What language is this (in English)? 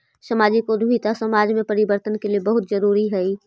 Magahi